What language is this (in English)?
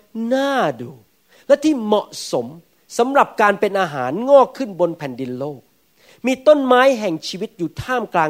Thai